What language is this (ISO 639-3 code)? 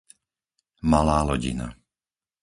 slk